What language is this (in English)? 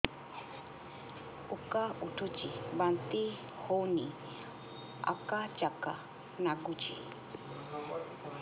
Odia